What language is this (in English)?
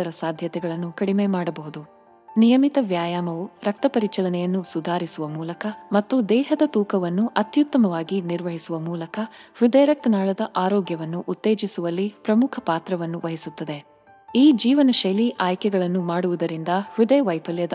Kannada